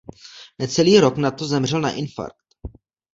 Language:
Czech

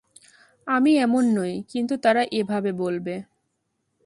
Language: Bangla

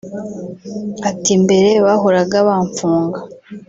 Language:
Kinyarwanda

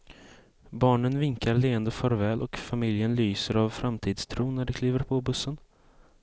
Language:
Swedish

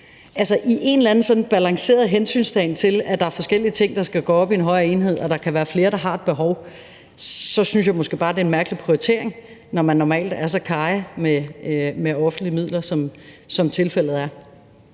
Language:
Danish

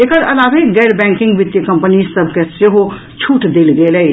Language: Maithili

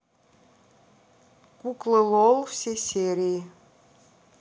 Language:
Russian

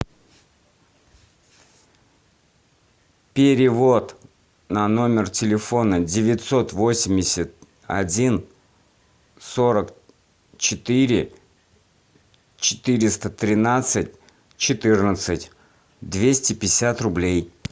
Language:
Russian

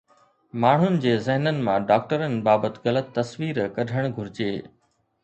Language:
Sindhi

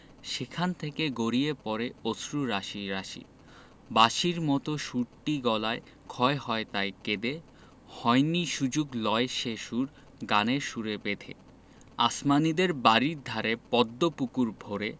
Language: Bangla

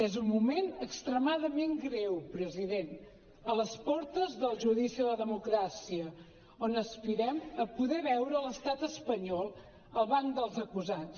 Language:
Catalan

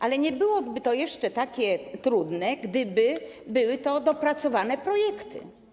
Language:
Polish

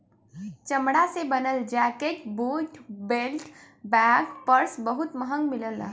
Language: Bhojpuri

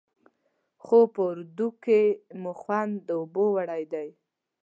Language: Pashto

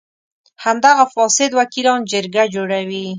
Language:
Pashto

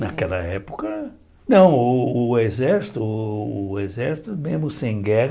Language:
Portuguese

